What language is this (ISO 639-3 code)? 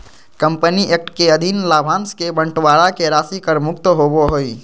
mag